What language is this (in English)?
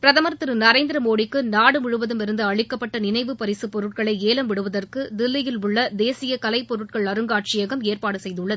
Tamil